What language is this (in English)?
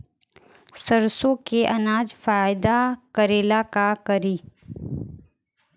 Bhojpuri